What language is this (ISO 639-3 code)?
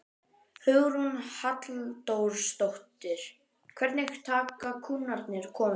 isl